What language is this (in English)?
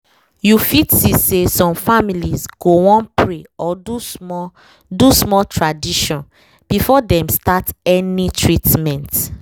Nigerian Pidgin